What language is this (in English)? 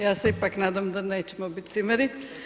Croatian